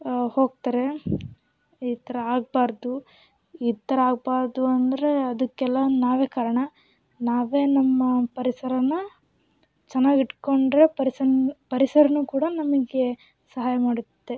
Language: Kannada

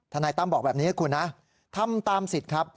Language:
Thai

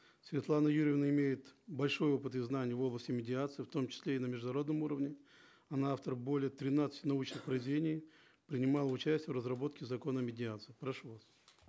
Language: Kazakh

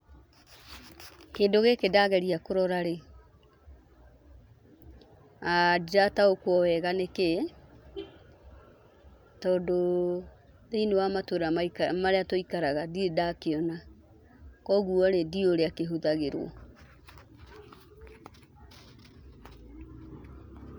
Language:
Kikuyu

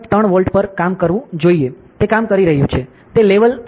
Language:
Gujarati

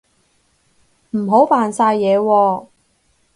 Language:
Cantonese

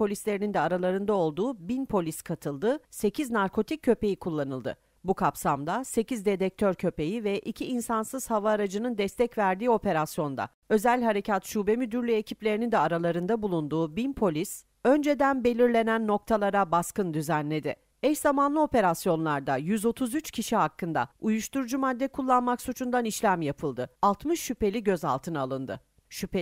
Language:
Turkish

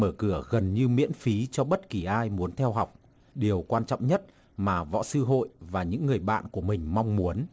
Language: Vietnamese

